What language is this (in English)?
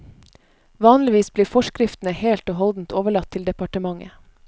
Norwegian